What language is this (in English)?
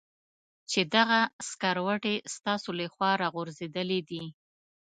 Pashto